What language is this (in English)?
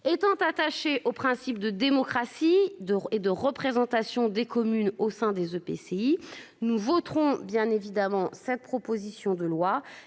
French